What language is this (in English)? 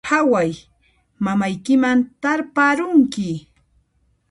Puno Quechua